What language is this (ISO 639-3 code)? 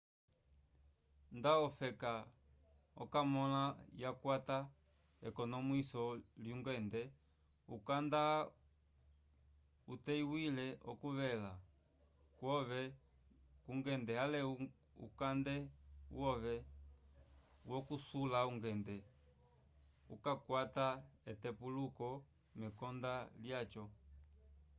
umb